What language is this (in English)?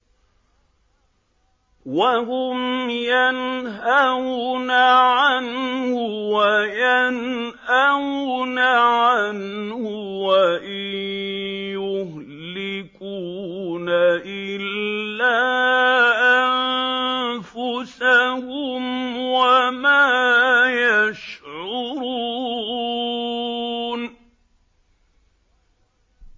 Arabic